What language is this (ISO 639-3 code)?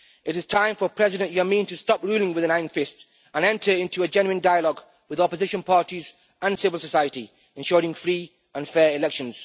eng